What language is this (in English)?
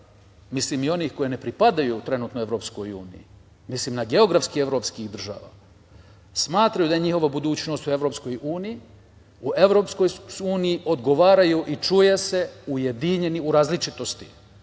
Serbian